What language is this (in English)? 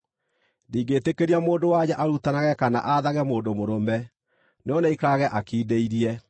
Kikuyu